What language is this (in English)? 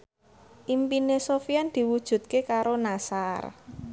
Javanese